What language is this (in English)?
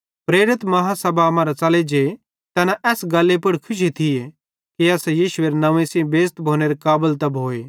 Bhadrawahi